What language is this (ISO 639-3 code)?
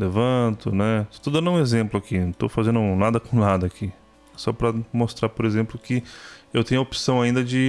por